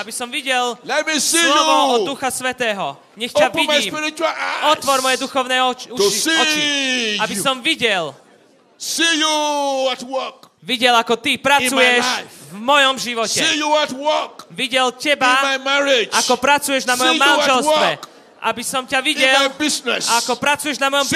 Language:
Slovak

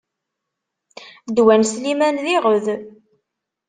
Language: Kabyle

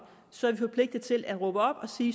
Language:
Danish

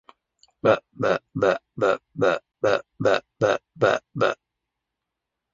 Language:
Arabic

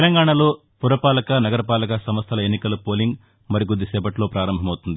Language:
Telugu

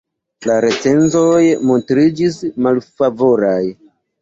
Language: Esperanto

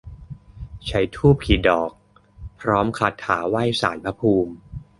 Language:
Thai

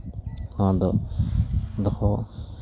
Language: Santali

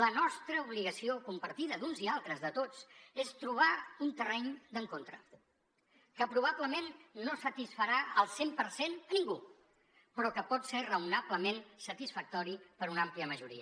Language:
Catalan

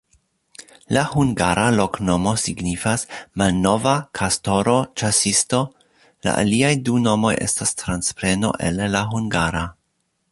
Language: Esperanto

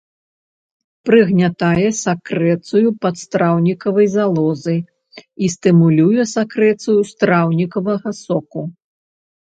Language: Belarusian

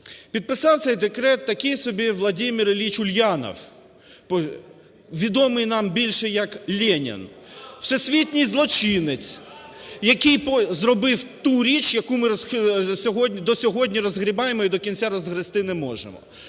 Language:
Ukrainian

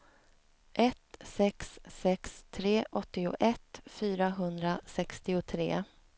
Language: Swedish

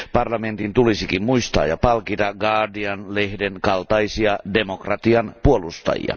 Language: Finnish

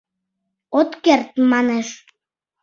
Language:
Mari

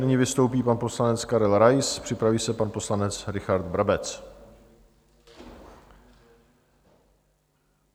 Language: Czech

